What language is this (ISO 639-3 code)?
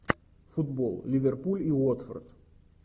rus